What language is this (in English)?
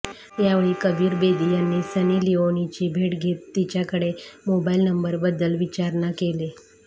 Marathi